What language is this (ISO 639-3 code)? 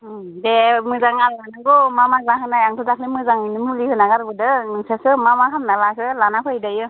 brx